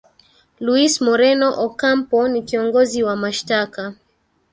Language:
Swahili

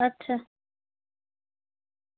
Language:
Dogri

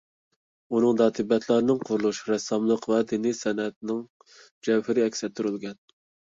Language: Uyghur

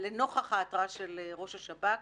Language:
Hebrew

